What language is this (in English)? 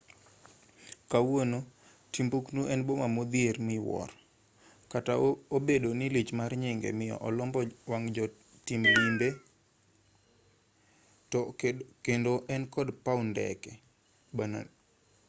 Luo (Kenya and Tanzania)